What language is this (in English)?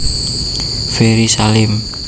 Javanese